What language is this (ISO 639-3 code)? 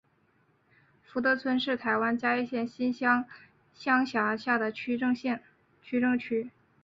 zho